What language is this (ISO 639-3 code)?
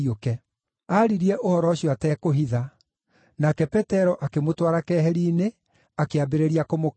kik